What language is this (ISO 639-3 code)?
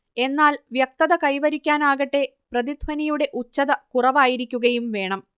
mal